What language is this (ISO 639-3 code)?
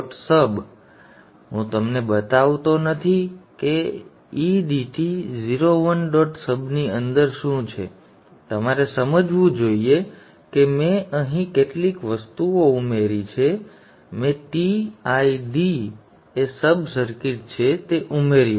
guj